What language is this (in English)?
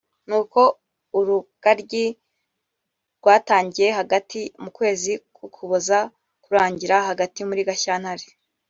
Kinyarwanda